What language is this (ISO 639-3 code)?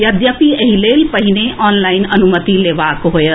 mai